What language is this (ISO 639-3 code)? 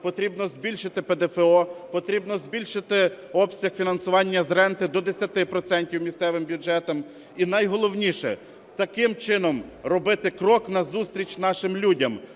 ukr